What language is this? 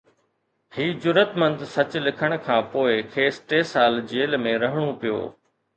Sindhi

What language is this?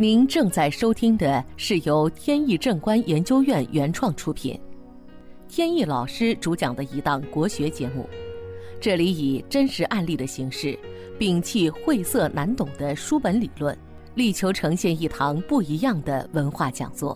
Chinese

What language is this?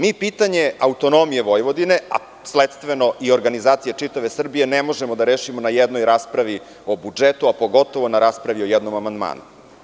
Serbian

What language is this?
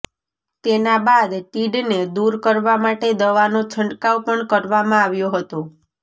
Gujarati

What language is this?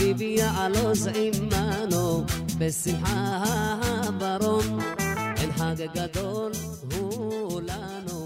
Hebrew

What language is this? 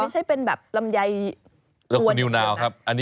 Thai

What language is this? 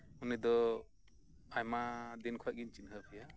Santali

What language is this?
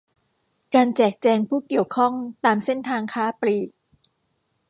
Thai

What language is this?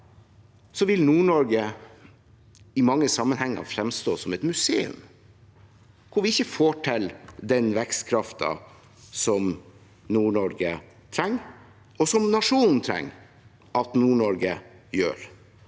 Norwegian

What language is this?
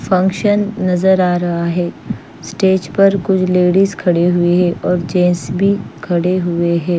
Hindi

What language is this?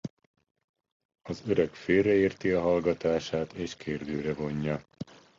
Hungarian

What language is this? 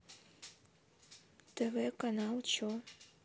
Russian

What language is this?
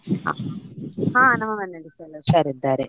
Kannada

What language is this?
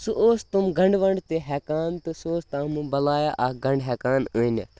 Kashmiri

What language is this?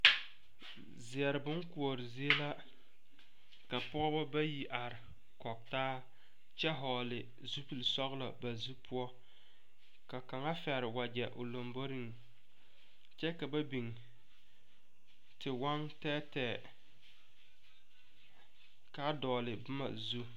Southern Dagaare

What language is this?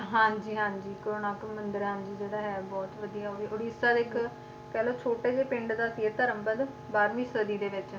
Punjabi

